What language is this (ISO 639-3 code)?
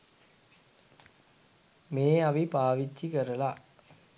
sin